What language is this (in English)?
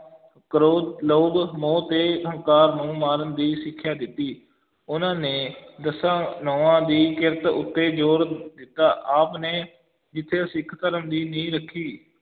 Punjabi